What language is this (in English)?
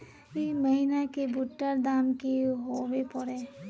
Magahi